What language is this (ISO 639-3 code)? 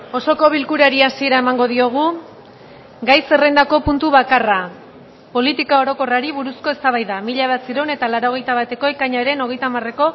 eus